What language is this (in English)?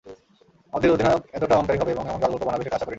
Bangla